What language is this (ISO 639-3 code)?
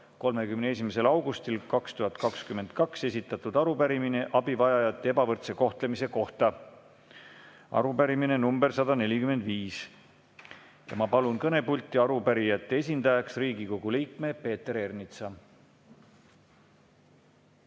est